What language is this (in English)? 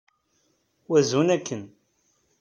Kabyle